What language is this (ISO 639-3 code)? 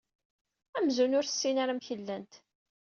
kab